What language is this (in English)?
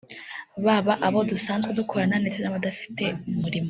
Kinyarwanda